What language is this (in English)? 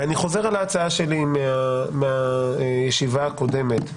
Hebrew